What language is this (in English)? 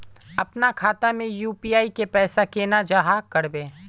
Magahi